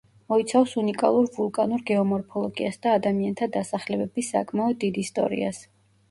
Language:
Georgian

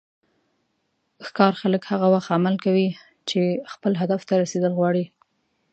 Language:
Pashto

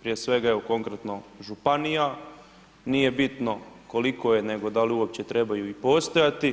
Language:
Croatian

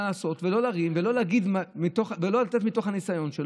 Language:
Hebrew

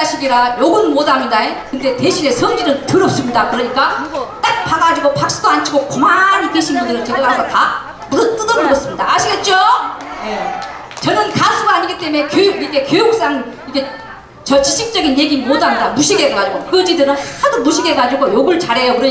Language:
Korean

